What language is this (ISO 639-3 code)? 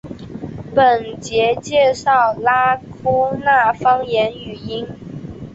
zho